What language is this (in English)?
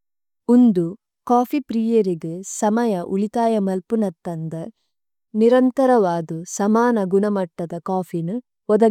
Tulu